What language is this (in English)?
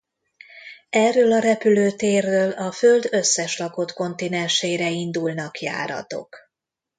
Hungarian